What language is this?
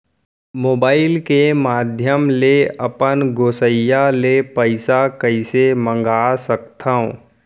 Chhattisgarhi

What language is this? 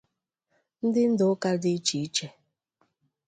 Igbo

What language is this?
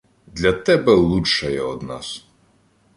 Ukrainian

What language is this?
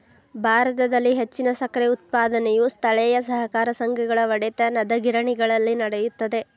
Kannada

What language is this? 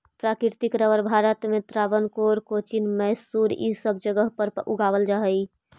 Magahi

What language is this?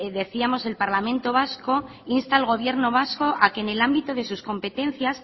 Spanish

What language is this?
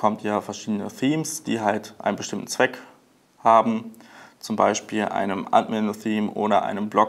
German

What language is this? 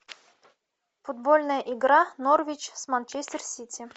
Russian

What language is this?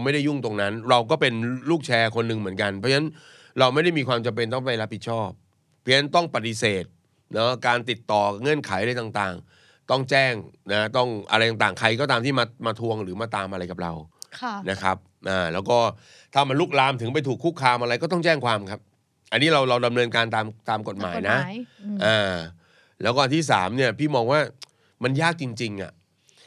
Thai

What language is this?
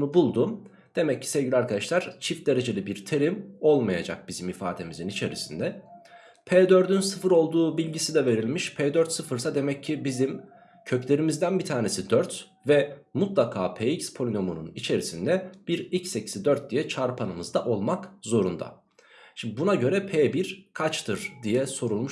Turkish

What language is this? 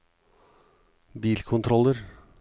Norwegian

